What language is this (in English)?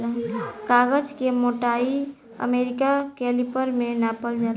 Bhojpuri